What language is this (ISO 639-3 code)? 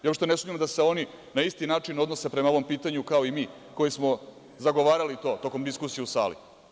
srp